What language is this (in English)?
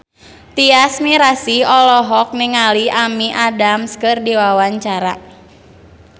Sundanese